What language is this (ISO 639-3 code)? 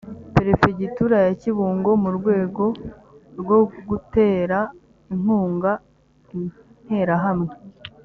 kin